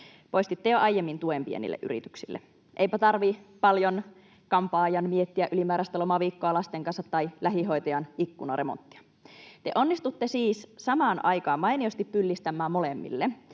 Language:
Finnish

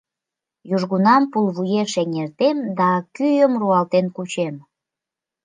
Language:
Mari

